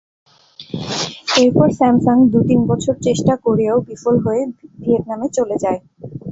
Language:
Bangla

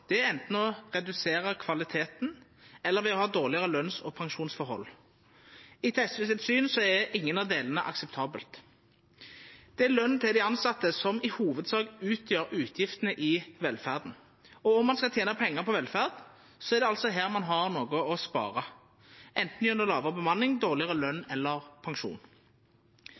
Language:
Norwegian Nynorsk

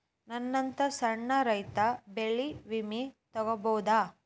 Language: Kannada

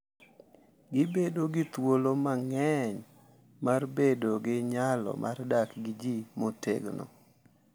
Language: Luo (Kenya and Tanzania)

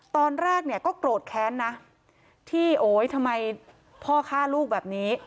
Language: Thai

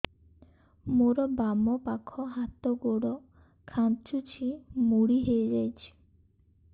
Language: Odia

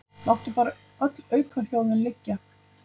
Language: Icelandic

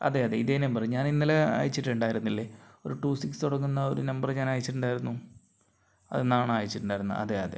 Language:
Malayalam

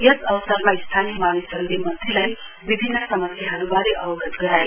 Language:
Nepali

